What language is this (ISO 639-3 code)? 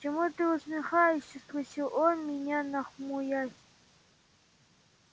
rus